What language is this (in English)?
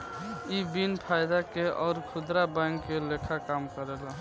Bhojpuri